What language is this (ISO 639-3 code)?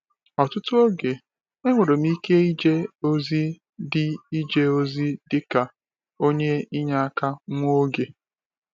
ibo